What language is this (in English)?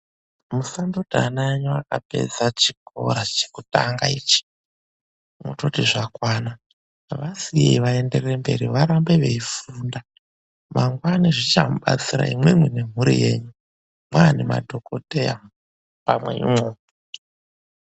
Ndau